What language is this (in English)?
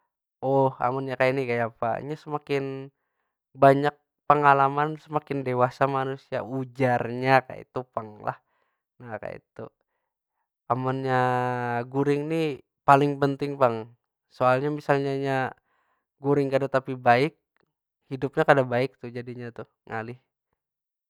Banjar